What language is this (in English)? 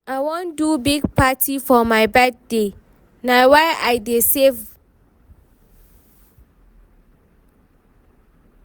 Nigerian Pidgin